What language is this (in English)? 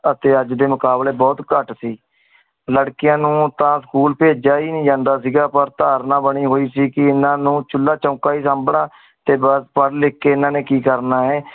Punjabi